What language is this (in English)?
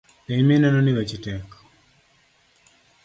Luo (Kenya and Tanzania)